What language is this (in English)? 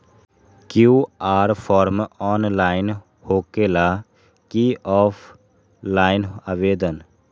Magahi